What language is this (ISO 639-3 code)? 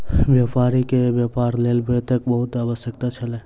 mai